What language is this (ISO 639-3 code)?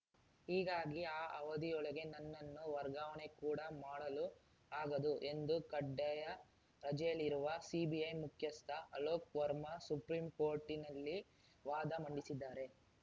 kan